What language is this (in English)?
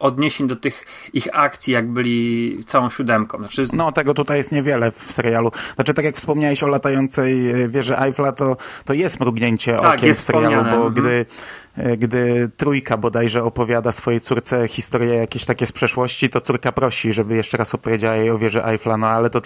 Polish